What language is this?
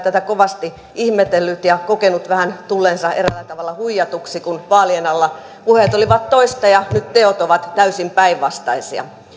Finnish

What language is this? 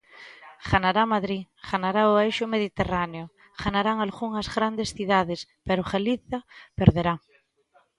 Galician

